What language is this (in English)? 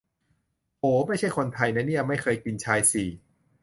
Thai